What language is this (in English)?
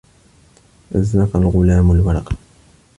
Arabic